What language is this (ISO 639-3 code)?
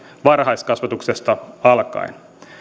fin